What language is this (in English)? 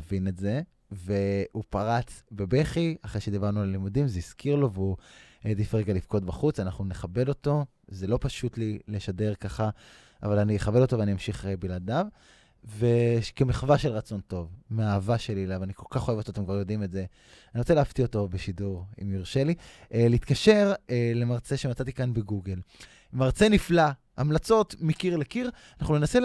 Hebrew